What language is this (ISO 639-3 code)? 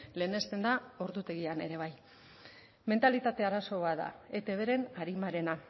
eus